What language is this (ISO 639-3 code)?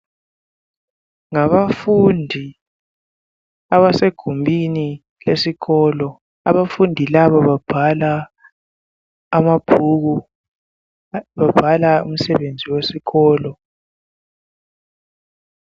nde